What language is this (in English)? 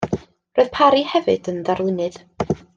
Welsh